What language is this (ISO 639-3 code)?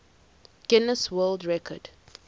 eng